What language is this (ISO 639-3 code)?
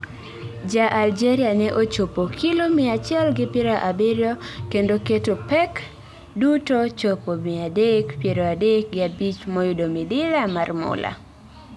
luo